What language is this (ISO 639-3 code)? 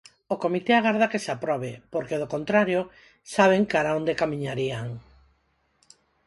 glg